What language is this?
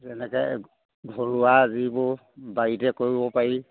Assamese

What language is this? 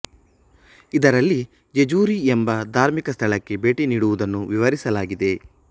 Kannada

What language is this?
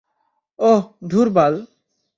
Bangla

